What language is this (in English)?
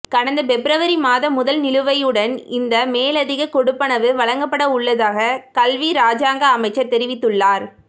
Tamil